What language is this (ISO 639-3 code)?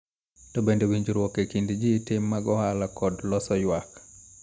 luo